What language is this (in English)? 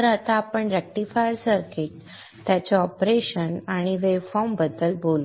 Marathi